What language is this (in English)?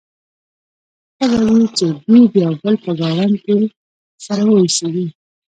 Pashto